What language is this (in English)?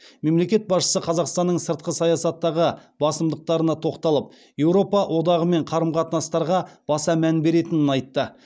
Kazakh